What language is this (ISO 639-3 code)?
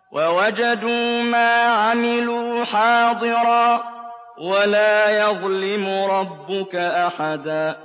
ara